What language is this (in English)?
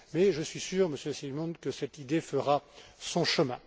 French